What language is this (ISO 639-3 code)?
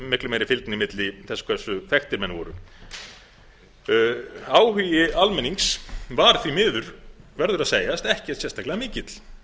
isl